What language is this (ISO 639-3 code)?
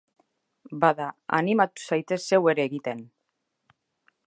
eus